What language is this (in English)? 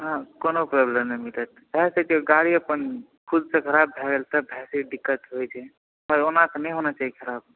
Maithili